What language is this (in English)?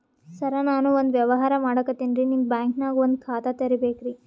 Kannada